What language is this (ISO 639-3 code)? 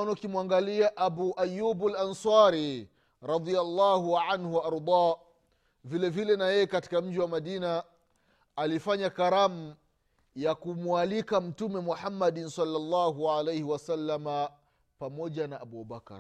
swa